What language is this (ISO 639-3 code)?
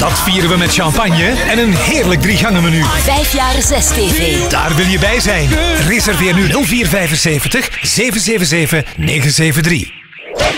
nld